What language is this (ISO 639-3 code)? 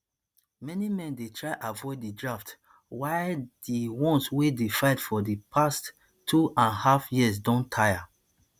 pcm